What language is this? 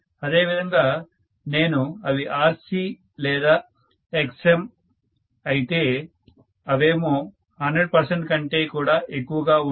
Telugu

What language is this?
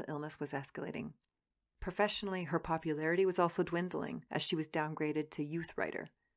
English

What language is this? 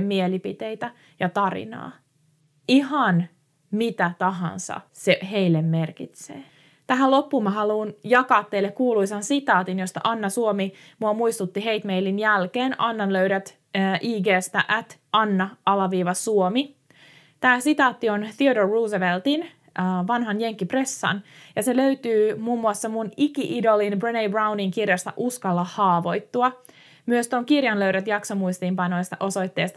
Finnish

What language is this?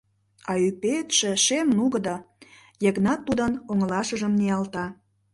Mari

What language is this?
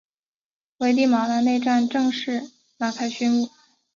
Chinese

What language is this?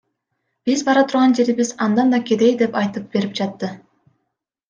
Kyrgyz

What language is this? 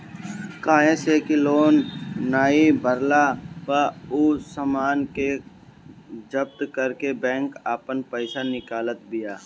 Bhojpuri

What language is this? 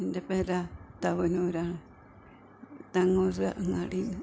Malayalam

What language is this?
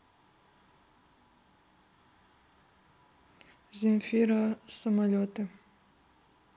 Russian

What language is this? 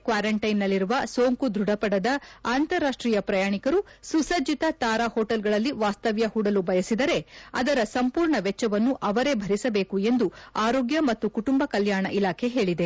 Kannada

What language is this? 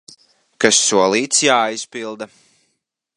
Latvian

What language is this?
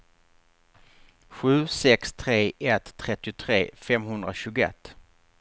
Swedish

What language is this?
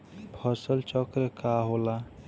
Bhojpuri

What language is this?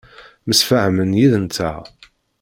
Kabyle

